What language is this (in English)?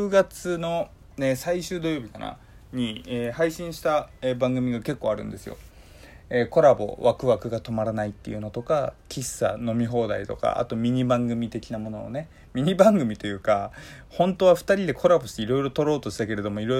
Japanese